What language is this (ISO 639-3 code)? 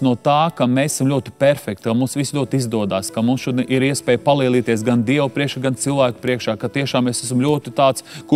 lav